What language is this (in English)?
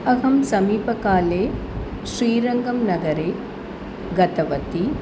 Sanskrit